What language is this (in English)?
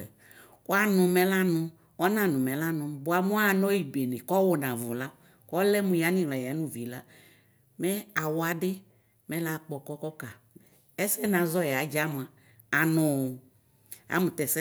Ikposo